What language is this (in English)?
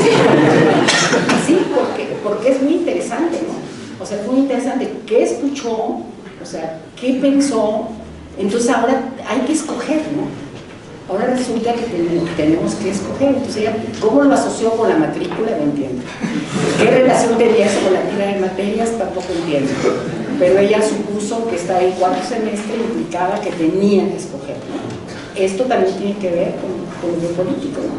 Spanish